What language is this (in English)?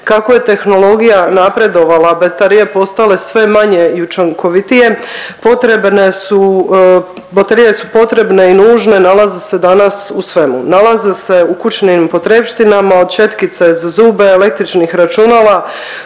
Croatian